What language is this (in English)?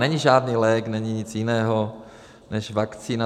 Czech